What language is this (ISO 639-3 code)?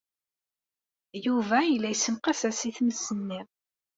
kab